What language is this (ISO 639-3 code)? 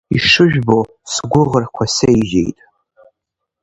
abk